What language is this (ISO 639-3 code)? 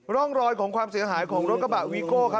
tha